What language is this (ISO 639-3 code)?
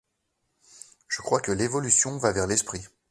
fra